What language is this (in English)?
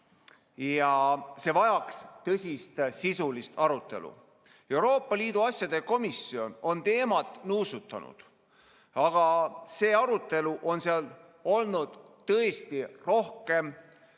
Estonian